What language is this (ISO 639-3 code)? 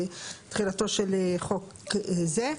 heb